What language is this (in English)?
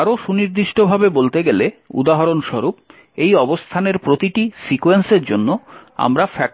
Bangla